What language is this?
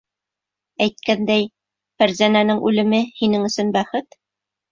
Bashkir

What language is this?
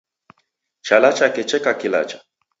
Taita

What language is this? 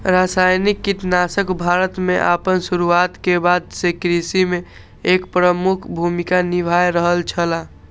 Maithili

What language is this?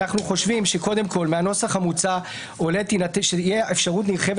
Hebrew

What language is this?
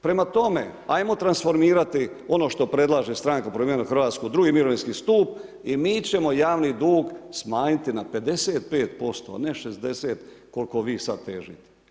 Croatian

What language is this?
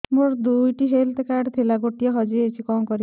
Odia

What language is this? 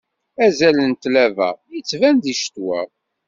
Kabyle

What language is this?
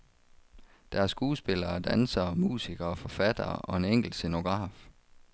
Danish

